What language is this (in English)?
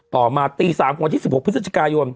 Thai